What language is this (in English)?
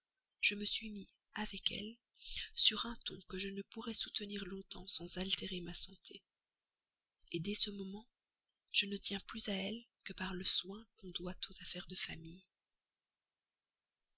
French